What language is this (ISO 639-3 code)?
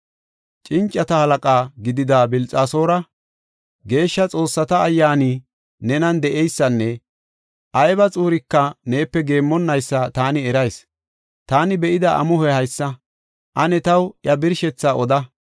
gof